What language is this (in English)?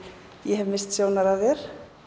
Icelandic